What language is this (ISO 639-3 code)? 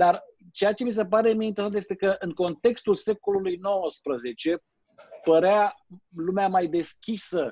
ron